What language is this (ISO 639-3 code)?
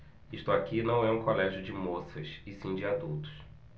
por